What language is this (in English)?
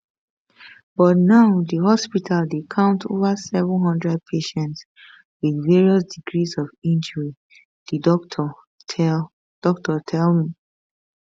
Nigerian Pidgin